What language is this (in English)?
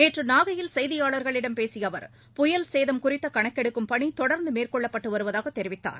Tamil